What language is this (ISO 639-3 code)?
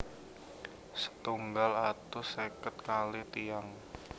jav